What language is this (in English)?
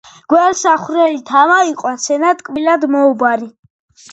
Georgian